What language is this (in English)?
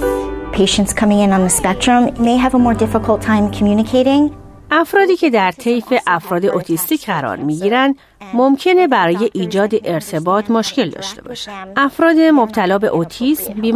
Persian